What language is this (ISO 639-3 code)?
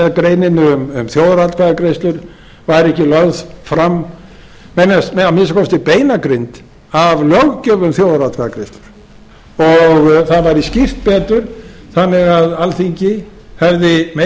isl